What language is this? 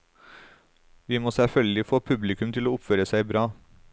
Norwegian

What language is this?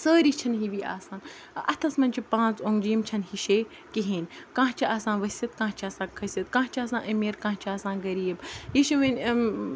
Kashmiri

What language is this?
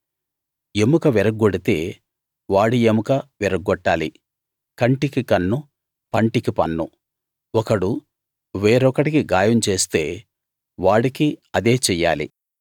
Telugu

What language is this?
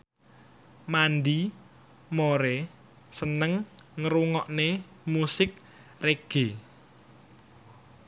Javanese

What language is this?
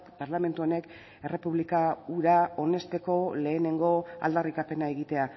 Basque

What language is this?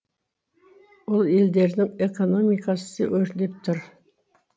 Kazakh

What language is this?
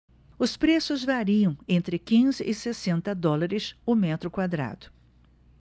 Portuguese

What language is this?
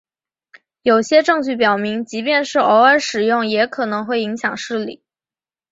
Chinese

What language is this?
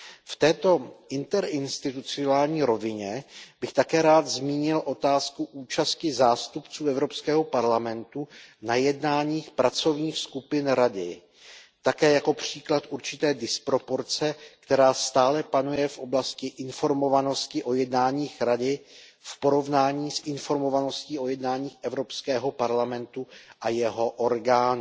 Czech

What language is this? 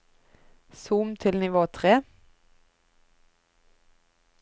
Norwegian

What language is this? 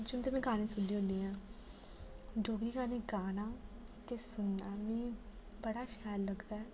Dogri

